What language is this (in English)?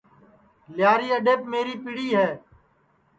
Sansi